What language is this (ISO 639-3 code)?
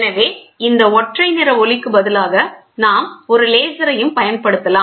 tam